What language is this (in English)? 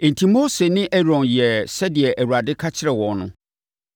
Akan